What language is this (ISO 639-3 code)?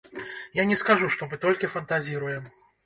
bel